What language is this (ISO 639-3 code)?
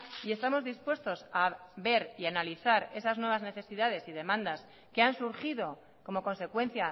spa